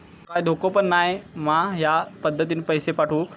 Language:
Marathi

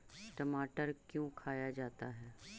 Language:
Magahi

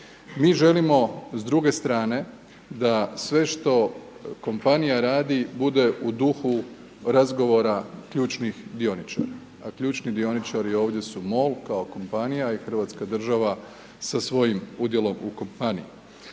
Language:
Croatian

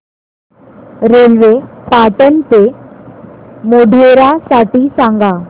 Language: Marathi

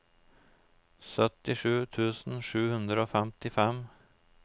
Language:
Norwegian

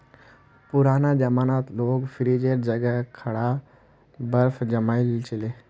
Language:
Magahi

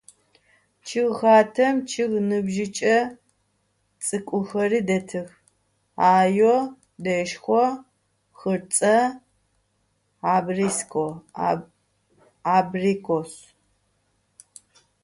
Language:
Adyghe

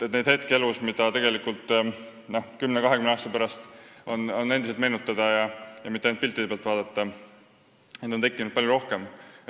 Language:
Estonian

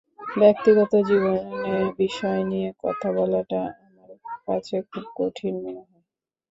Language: Bangla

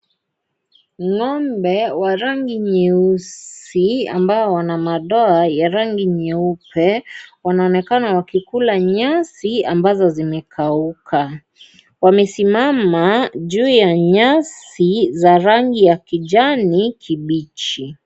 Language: Swahili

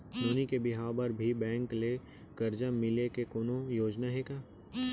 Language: Chhattisgarhi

